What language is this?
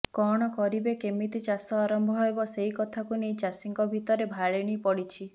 Odia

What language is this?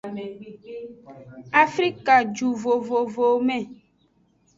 Aja (Benin)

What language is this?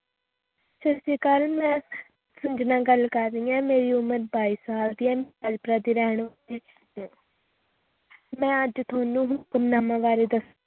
Punjabi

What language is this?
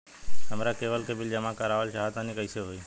Bhojpuri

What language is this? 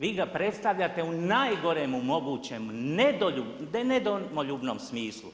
Croatian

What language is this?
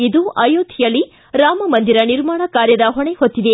Kannada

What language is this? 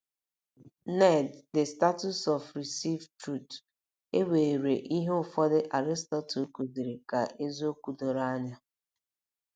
Igbo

